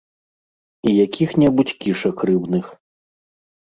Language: Belarusian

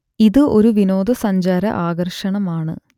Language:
Malayalam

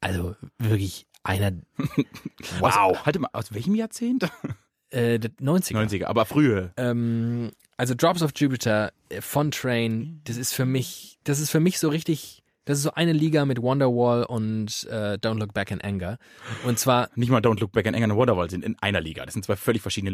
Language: German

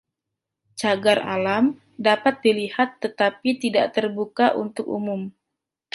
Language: Indonesian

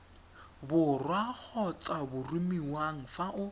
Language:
Tswana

